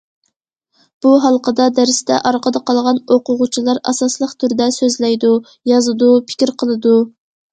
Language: Uyghur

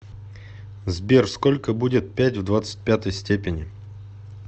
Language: Russian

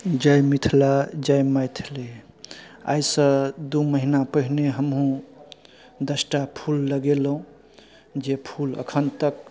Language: Maithili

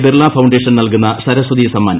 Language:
Malayalam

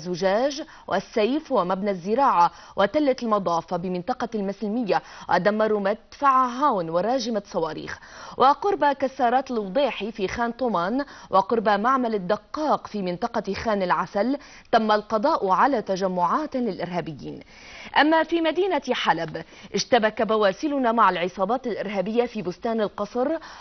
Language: Arabic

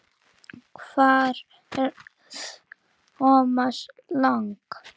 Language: Icelandic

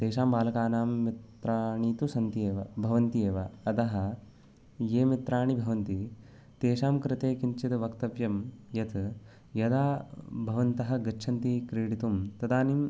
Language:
Sanskrit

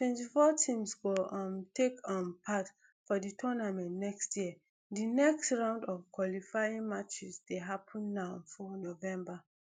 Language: Nigerian Pidgin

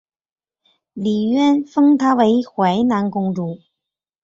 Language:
Chinese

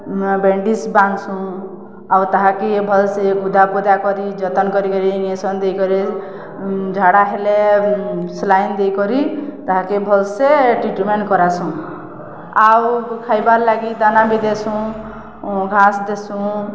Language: Odia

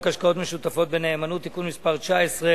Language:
Hebrew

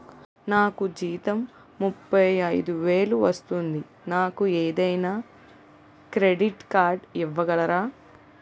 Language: Telugu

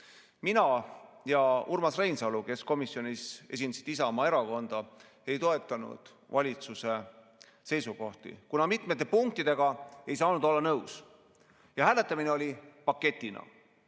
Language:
Estonian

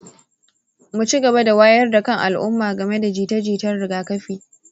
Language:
Hausa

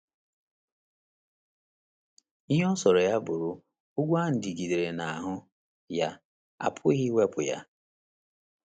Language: Igbo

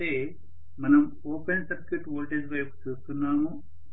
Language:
Telugu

